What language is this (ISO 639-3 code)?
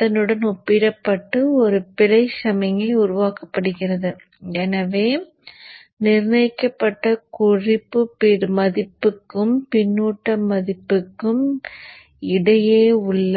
tam